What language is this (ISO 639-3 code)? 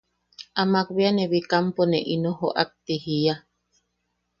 yaq